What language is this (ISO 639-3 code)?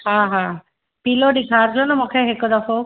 snd